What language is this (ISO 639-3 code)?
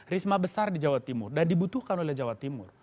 ind